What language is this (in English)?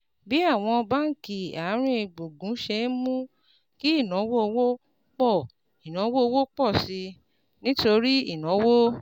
Yoruba